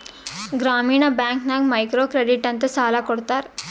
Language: Kannada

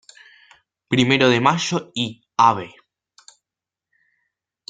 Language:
Spanish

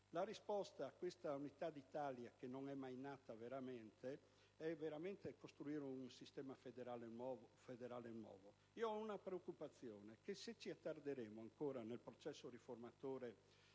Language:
Italian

